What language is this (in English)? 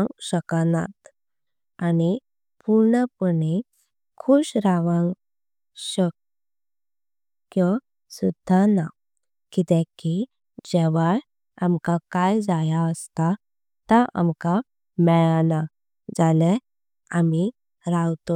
Konkani